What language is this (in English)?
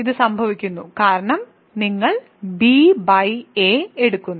Malayalam